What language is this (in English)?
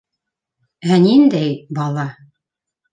Bashkir